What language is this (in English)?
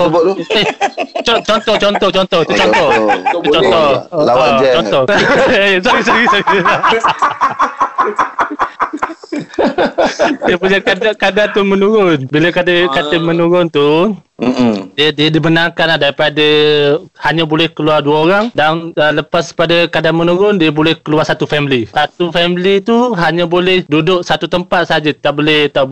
Malay